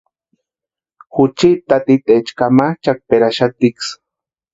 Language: Western Highland Purepecha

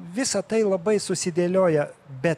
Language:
Lithuanian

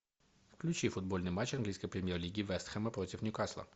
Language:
Russian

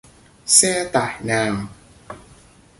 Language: Vietnamese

